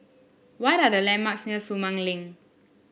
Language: English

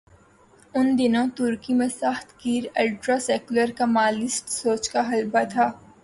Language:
Urdu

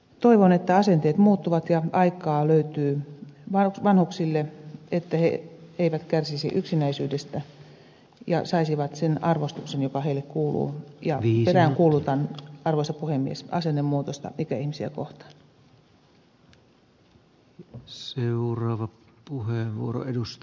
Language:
Finnish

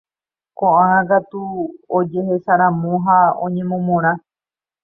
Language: Guarani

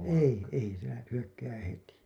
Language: Finnish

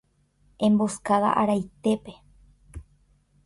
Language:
Guarani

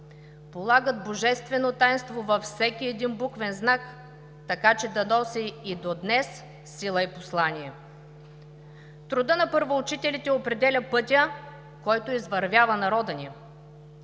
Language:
Bulgarian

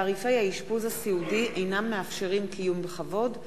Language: Hebrew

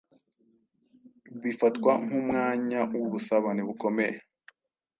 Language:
Kinyarwanda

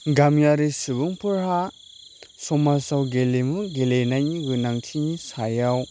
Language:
Bodo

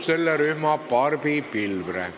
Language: Estonian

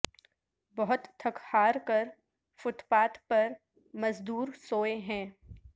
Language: Urdu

